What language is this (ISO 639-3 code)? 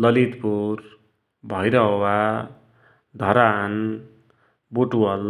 dty